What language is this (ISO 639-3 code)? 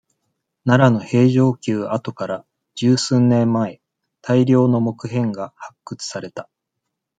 jpn